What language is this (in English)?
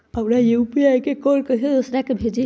Magahi